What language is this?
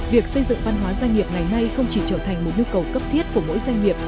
Vietnamese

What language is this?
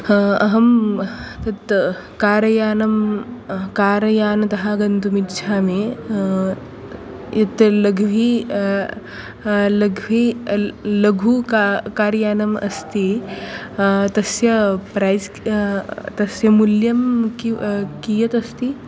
Sanskrit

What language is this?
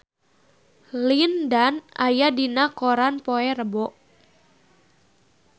Sundanese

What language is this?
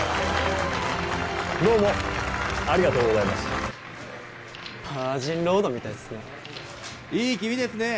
Japanese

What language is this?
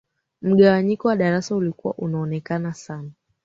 Swahili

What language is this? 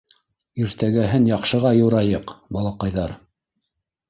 Bashkir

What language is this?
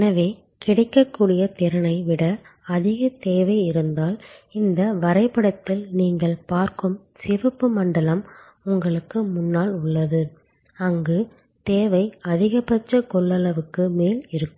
Tamil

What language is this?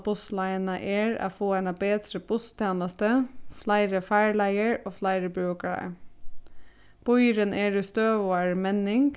Faroese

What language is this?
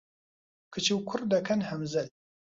Central Kurdish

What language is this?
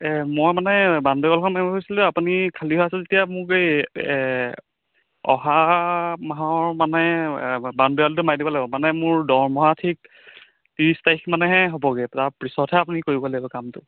Assamese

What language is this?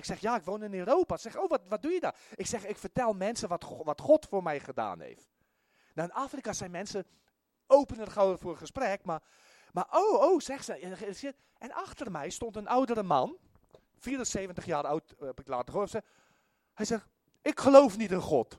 Dutch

